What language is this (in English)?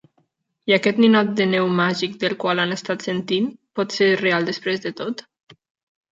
Catalan